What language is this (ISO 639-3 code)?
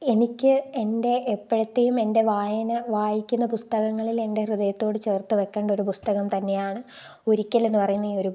mal